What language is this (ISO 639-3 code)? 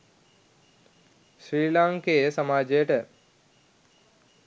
sin